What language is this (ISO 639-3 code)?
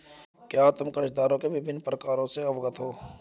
hin